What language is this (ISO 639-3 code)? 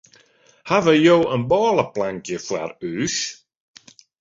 fry